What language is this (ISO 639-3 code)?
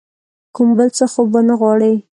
pus